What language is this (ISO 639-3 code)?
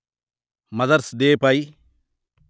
tel